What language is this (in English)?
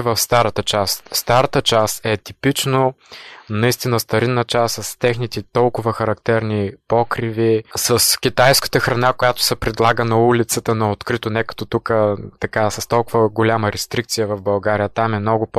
Bulgarian